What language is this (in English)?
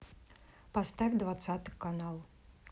Russian